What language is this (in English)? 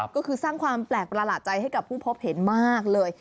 Thai